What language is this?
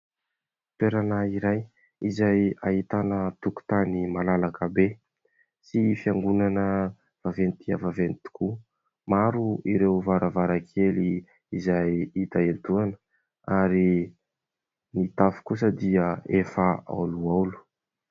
Malagasy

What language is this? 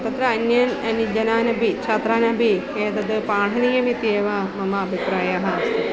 Sanskrit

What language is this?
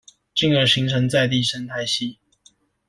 Chinese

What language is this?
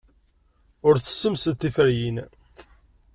Kabyle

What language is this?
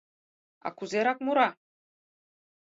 Mari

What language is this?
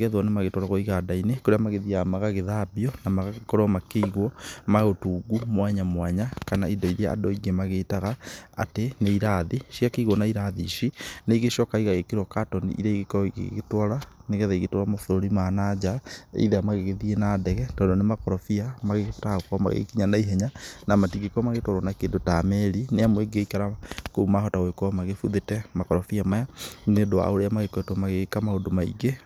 Kikuyu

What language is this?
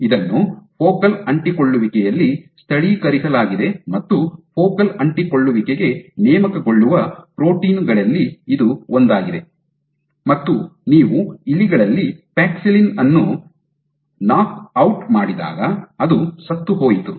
Kannada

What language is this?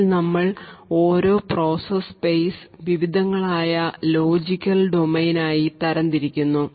Malayalam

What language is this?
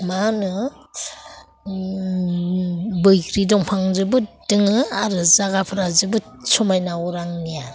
Bodo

